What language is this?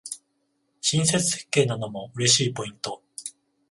Japanese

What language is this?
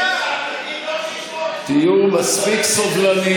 Hebrew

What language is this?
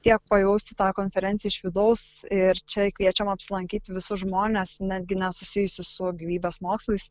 Lithuanian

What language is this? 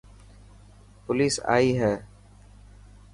Dhatki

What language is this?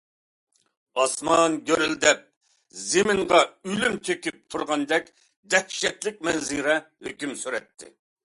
Uyghur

